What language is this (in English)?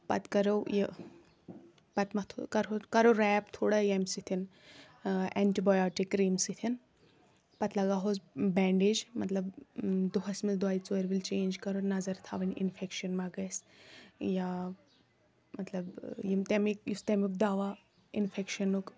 Kashmiri